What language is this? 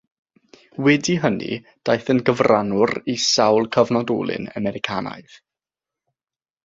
Welsh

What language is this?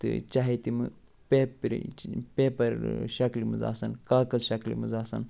Kashmiri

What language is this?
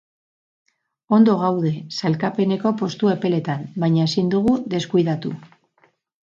Basque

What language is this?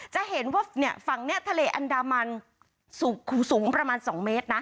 Thai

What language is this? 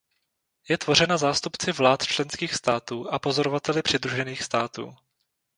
Czech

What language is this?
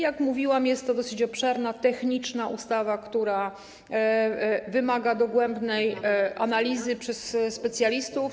Polish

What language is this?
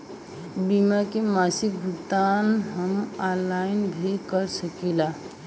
Bhojpuri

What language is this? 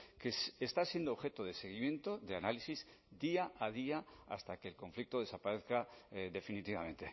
Spanish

